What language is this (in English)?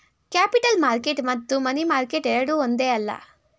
Kannada